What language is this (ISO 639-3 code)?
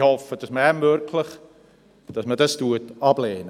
gsw